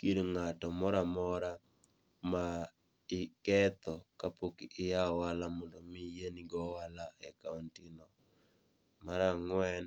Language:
Luo (Kenya and Tanzania)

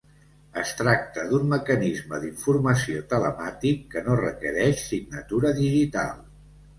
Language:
Catalan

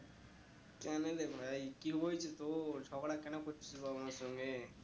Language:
Bangla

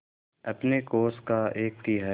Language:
Hindi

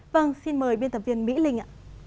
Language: Vietnamese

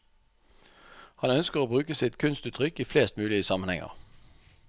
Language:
Norwegian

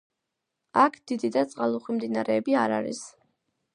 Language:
Georgian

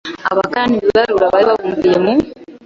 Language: Kinyarwanda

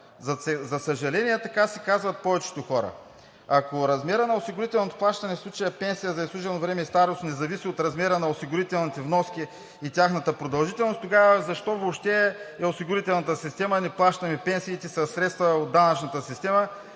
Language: Bulgarian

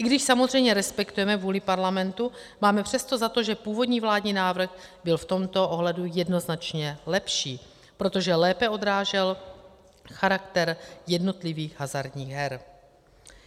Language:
Czech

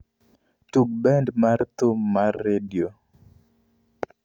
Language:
Luo (Kenya and Tanzania)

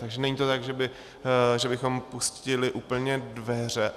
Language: Czech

